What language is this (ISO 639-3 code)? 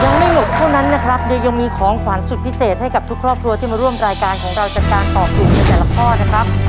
tha